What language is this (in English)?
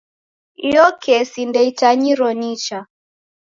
Taita